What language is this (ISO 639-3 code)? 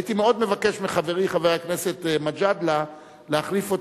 heb